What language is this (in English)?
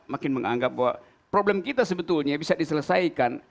Indonesian